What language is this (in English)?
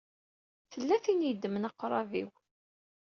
Kabyle